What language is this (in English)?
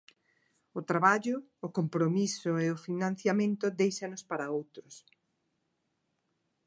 Galician